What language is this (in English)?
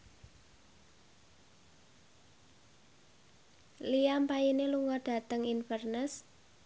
Javanese